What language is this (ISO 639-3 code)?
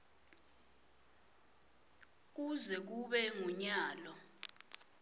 ssw